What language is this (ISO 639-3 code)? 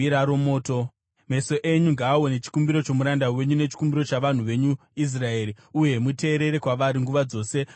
sna